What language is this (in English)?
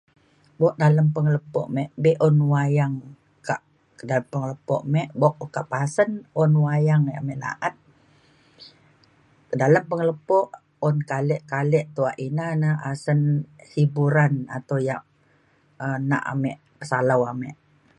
Mainstream Kenyah